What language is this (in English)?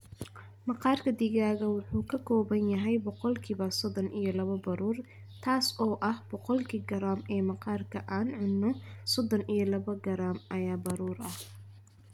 Somali